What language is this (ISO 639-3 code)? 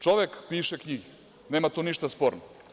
srp